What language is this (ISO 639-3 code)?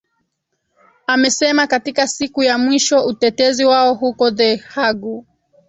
swa